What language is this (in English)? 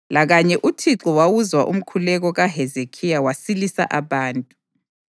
North Ndebele